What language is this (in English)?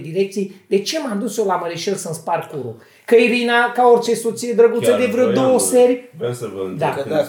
Romanian